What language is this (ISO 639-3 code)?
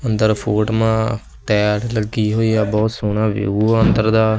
pan